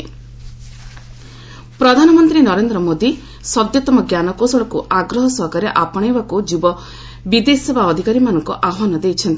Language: Odia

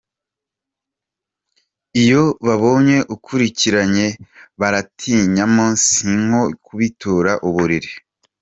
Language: Kinyarwanda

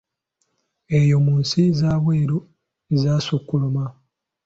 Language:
Ganda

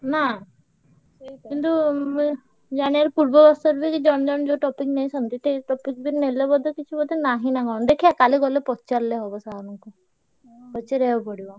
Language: Odia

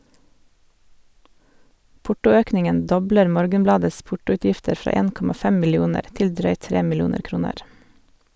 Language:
Norwegian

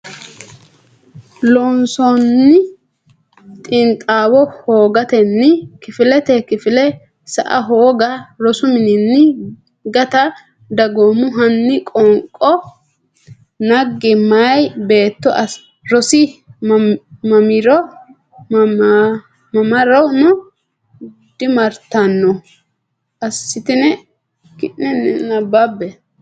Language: Sidamo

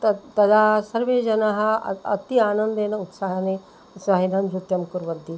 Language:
Sanskrit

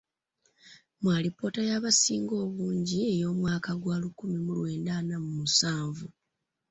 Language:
Ganda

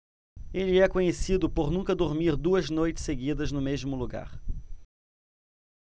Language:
Portuguese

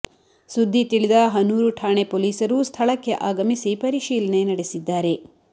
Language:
Kannada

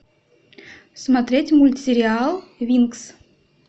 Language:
Russian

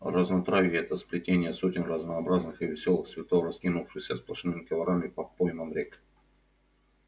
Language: Russian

